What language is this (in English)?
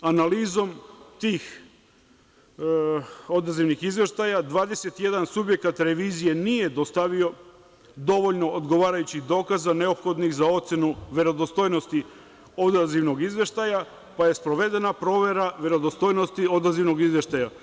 Serbian